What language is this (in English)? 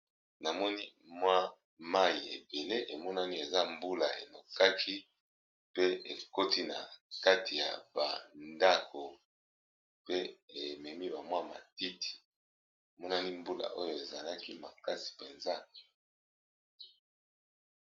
Lingala